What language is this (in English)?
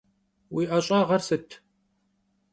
Kabardian